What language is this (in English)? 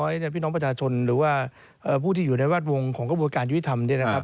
Thai